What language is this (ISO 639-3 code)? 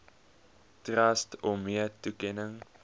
afr